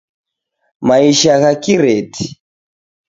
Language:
Taita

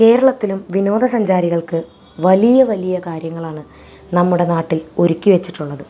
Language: Malayalam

